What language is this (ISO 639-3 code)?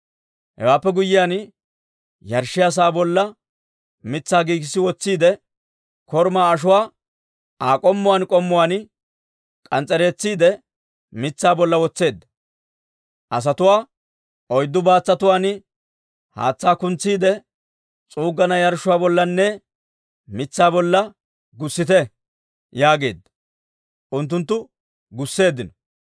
dwr